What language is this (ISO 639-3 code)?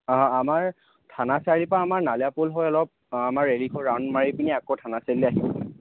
asm